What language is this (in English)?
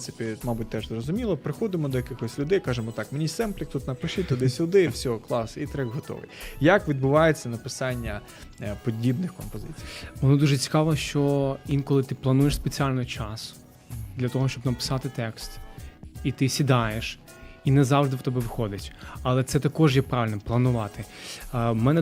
Ukrainian